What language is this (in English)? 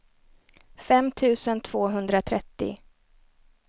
Swedish